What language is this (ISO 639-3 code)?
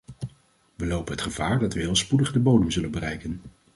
nld